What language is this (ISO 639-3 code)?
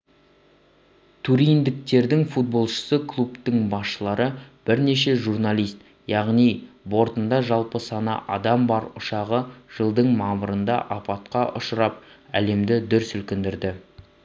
kaz